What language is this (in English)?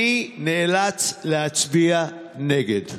Hebrew